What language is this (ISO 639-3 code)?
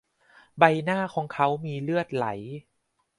tha